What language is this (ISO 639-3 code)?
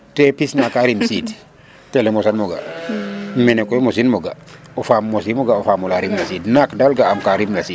srr